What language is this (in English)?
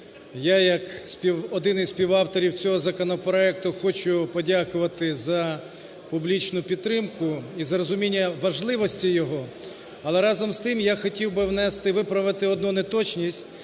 Ukrainian